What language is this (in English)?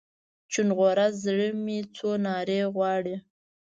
Pashto